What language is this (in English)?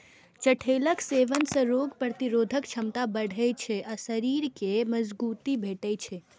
Maithili